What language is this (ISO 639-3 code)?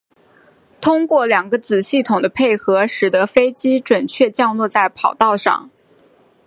zho